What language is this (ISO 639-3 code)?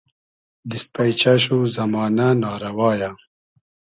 haz